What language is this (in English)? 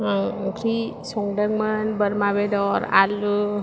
Bodo